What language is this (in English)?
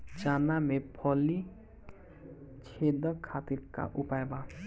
Bhojpuri